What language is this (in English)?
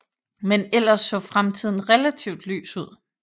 Danish